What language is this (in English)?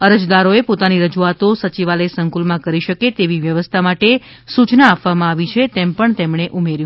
Gujarati